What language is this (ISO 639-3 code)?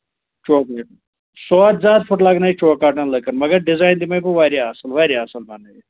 kas